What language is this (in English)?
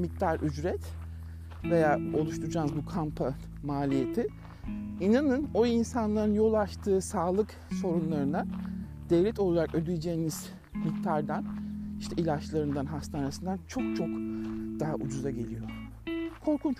Turkish